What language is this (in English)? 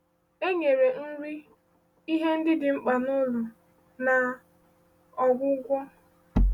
Igbo